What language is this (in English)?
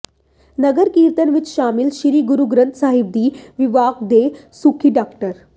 Punjabi